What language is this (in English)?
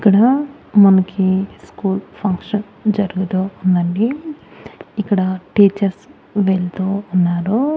Telugu